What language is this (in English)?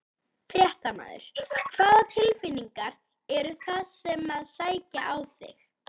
Icelandic